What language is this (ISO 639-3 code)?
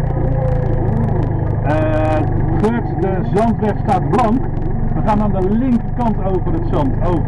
nld